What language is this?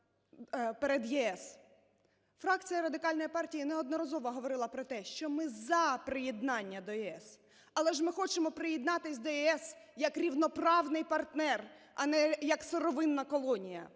Ukrainian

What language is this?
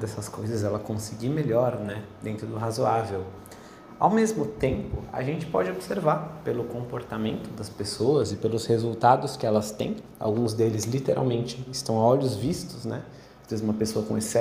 Portuguese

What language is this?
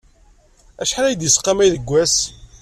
Kabyle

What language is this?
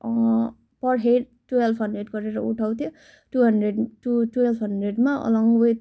Nepali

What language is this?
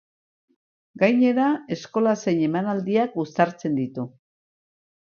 Basque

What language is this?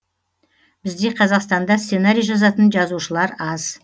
Kazakh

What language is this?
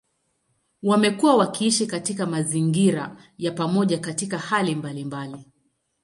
Swahili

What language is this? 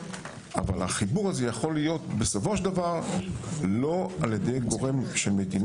Hebrew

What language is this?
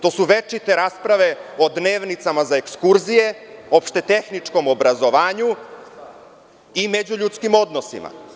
Serbian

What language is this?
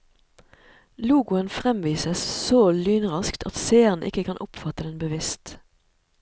Norwegian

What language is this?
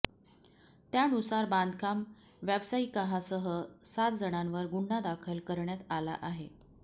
Marathi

